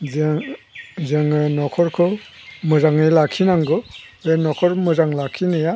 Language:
Bodo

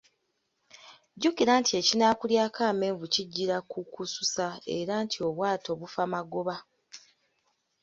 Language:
Ganda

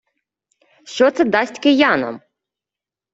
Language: Ukrainian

